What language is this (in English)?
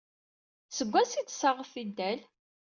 Kabyle